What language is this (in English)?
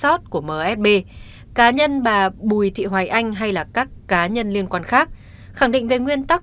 Vietnamese